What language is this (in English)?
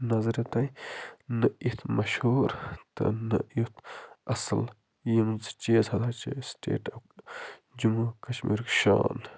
Kashmiri